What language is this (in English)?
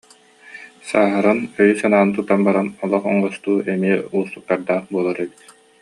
Yakut